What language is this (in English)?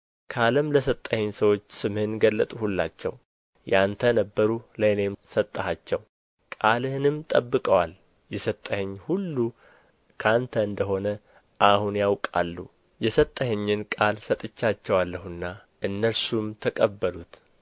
Amharic